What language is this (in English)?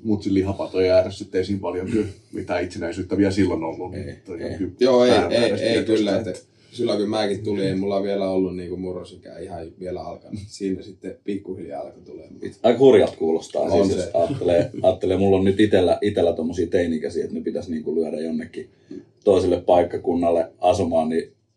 Finnish